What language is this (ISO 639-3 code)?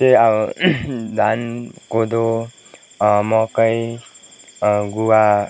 nep